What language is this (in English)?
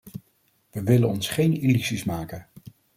Dutch